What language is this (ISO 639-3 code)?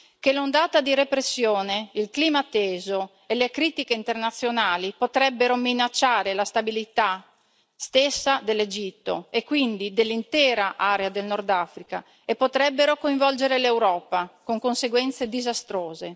ita